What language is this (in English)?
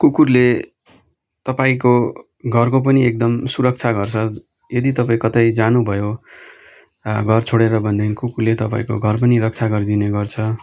Nepali